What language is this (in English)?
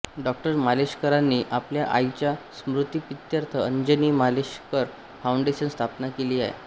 Marathi